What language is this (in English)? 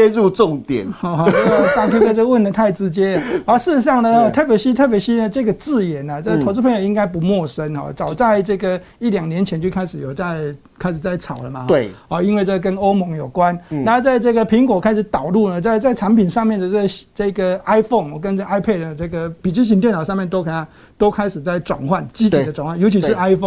Chinese